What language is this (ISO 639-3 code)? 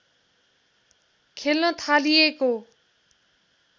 nep